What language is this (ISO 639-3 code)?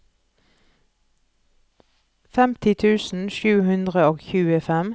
nor